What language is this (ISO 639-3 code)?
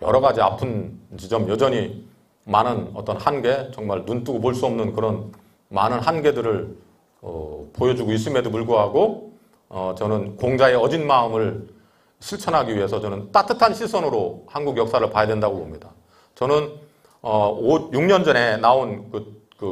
kor